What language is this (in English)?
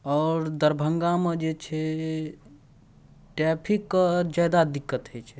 Maithili